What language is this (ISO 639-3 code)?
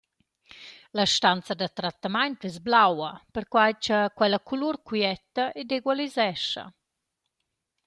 roh